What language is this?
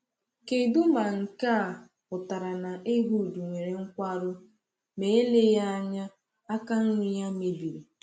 Igbo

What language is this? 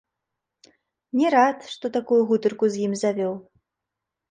Belarusian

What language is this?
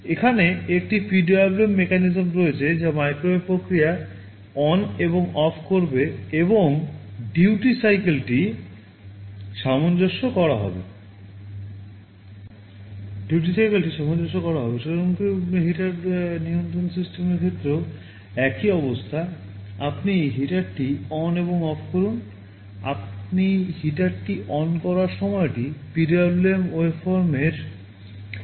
Bangla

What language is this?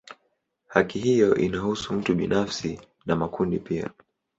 Swahili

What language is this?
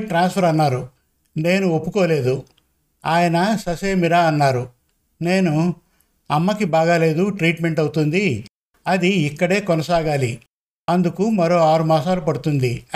Telugu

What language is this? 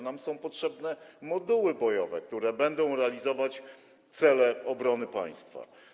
Polish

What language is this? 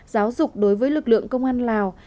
Vietnamese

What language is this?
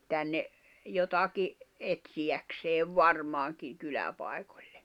Finnish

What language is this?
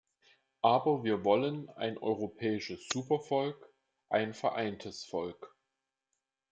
German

